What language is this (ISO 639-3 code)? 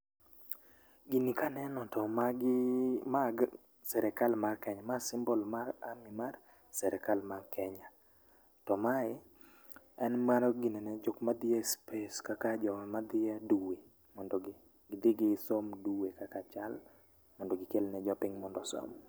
luo